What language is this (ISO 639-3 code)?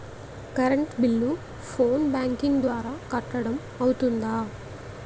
tel